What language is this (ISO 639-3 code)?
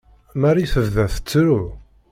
kab